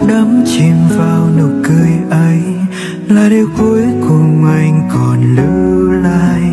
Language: Vietnamese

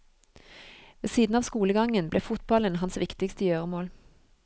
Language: Norwegian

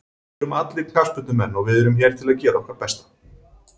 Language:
Icelandic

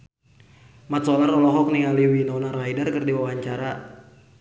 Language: Sundanese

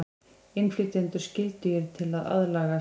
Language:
Icelandic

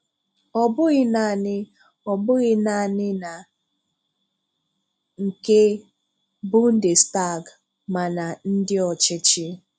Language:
Igbo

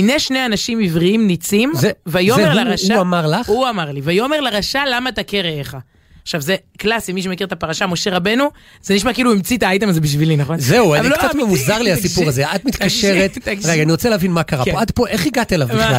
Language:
Hebrew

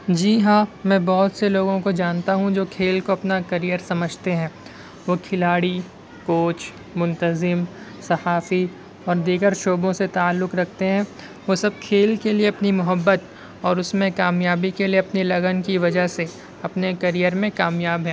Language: Urdu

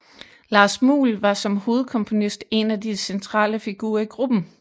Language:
Danish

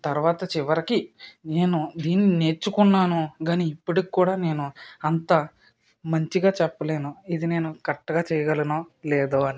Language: Telugu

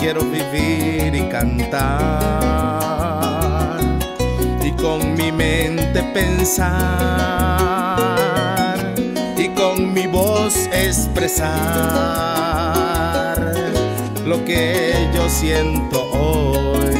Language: Spanish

